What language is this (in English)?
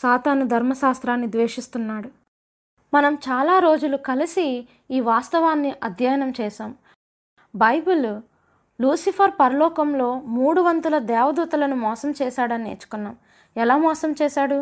Telugu